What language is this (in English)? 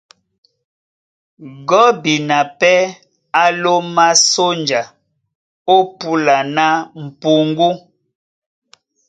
Duala